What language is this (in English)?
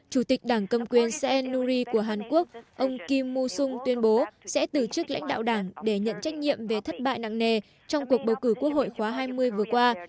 Vietnamese